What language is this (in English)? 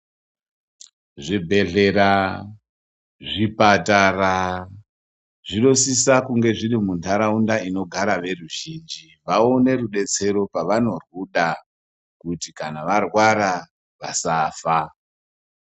Ndau